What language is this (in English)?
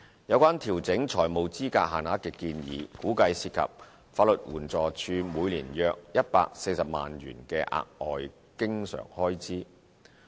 Cantonese